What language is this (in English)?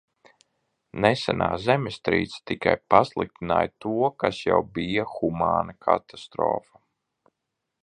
Latvian